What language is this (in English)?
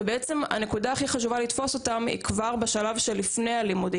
Hebrew